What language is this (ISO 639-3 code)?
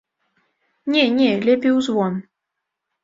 bel